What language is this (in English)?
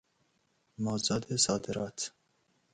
Persian